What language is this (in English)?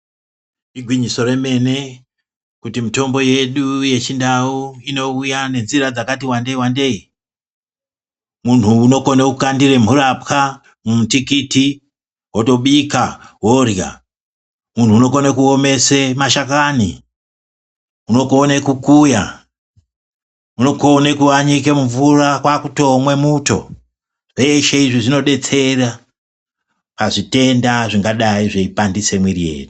Ndau